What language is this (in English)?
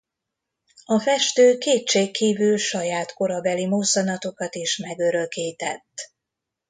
Hungarian